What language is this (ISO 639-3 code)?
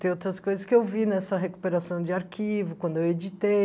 por